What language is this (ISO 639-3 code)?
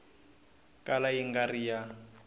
tso